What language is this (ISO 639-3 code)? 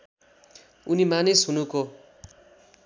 nep